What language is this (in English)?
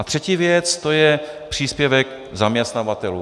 Czech